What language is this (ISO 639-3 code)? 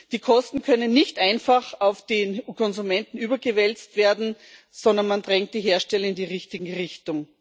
deu